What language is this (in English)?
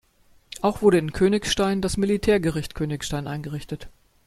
German